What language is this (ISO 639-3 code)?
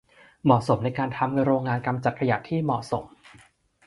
tha